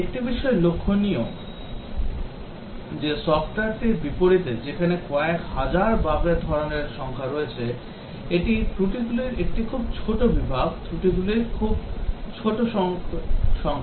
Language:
Bangla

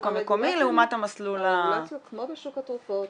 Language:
Hebrew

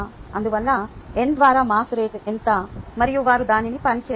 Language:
Telugu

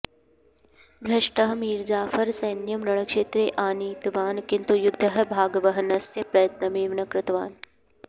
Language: Sanskrit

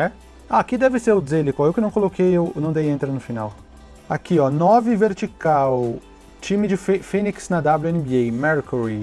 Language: Portuguese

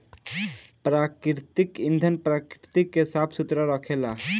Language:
Bhojpuri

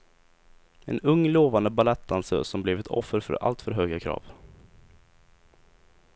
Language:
Swedish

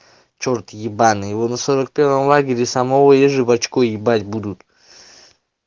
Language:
Russian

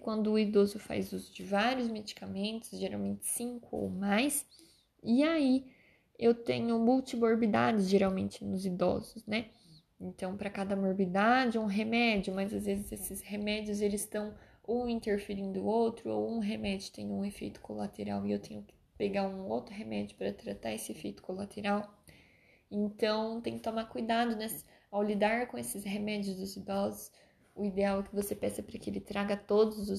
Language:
Portuguese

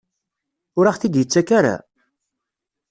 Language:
Kabyle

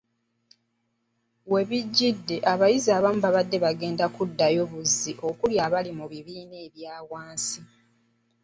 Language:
Ganda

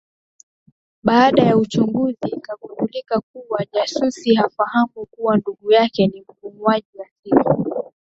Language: Swahili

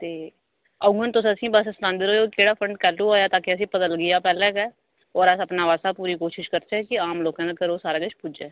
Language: Dogri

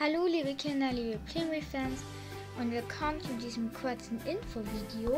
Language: German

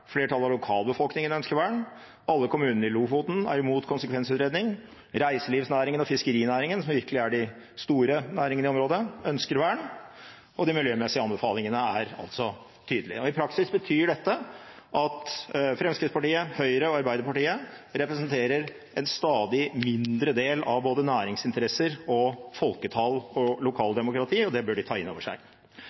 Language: Norwegian Bokmål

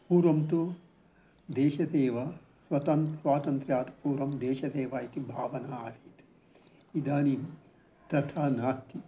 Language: Sanskrit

